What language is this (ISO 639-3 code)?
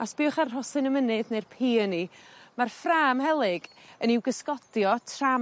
cym